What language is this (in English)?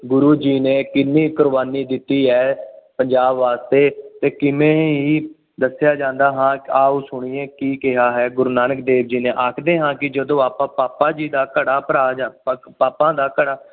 Punjabi